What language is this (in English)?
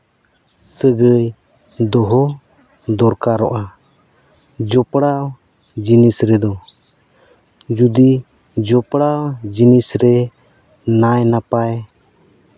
Santali